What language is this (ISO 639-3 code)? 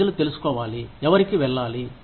tel